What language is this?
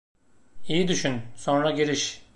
Turkish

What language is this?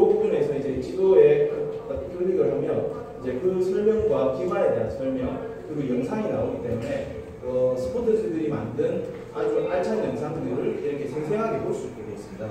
Korean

